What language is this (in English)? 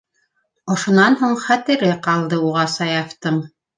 Bashkir